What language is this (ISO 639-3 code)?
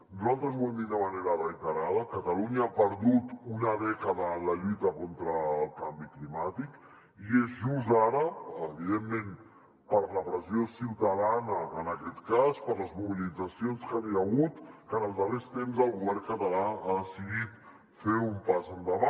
cat